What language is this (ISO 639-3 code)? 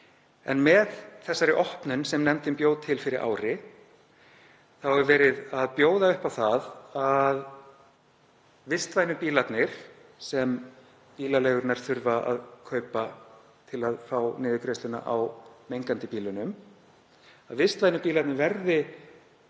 isl